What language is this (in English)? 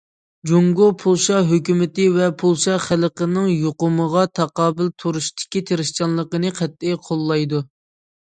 Uyghur